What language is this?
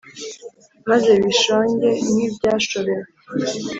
Kinyarwanda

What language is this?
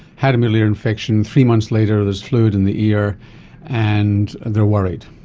English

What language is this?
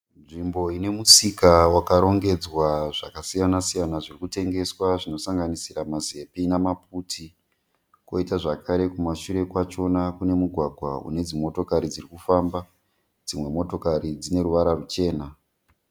Shona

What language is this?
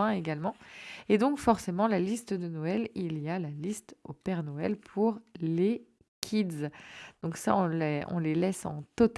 French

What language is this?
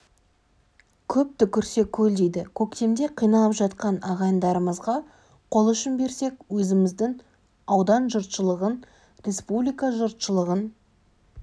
Kazakh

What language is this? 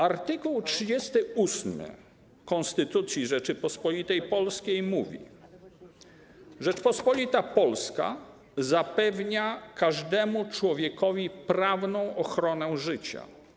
Polish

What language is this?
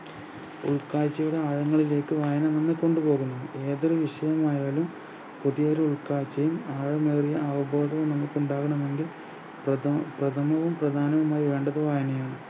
Malayalam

